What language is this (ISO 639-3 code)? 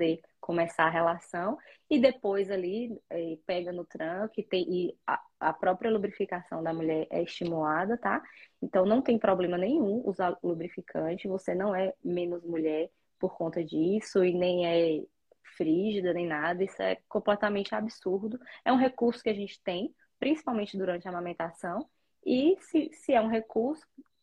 por